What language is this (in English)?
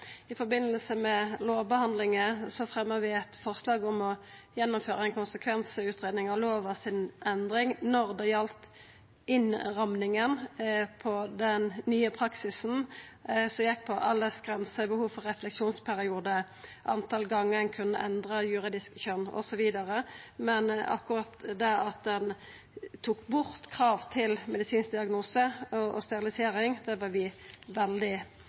Norwegian Nynorsk